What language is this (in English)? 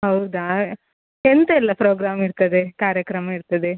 Kannada